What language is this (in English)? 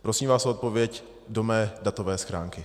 Czech